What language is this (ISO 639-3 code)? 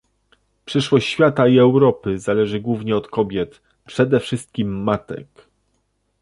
pol